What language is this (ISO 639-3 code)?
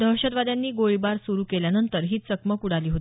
mar